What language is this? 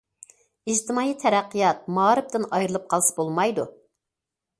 Uyghur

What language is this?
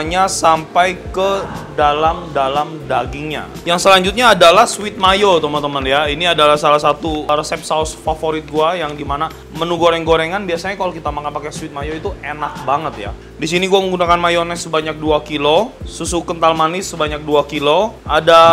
Indonesian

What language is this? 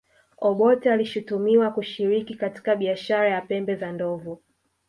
Swahili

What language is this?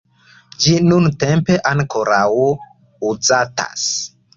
Esperanto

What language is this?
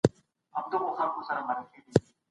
Pashto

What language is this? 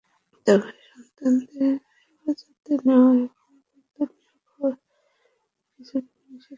Bangla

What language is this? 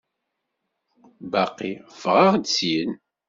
Kabyle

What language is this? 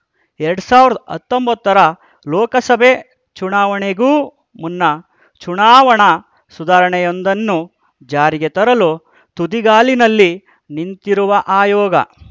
Kannada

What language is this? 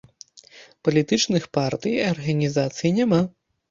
Belarusian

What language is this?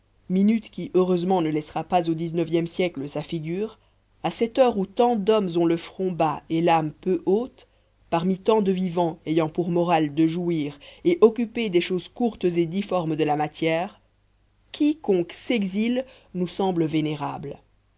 French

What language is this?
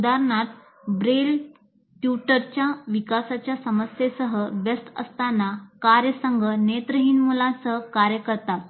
Marathi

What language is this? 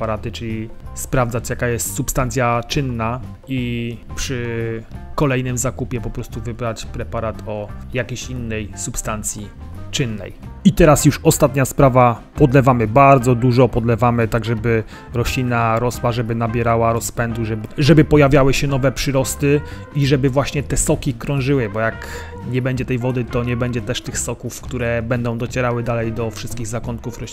Polish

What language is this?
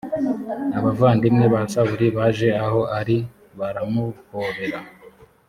Kinyarwanda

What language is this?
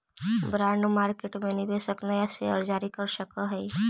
Magahi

